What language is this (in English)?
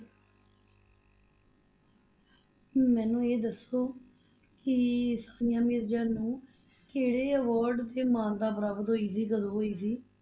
Punjabi